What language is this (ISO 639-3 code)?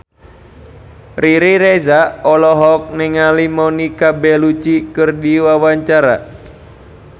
sun